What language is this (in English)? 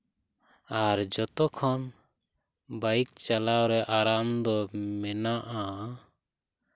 Santali